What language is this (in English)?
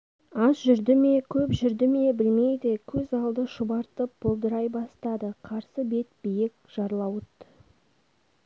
Kazakh